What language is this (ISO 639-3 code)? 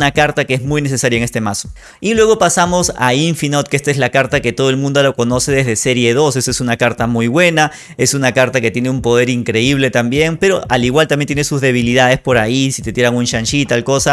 spa